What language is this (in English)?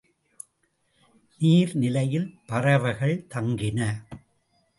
Tamil